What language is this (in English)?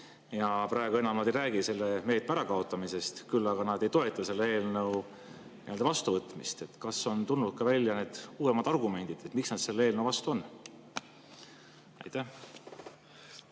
Estonian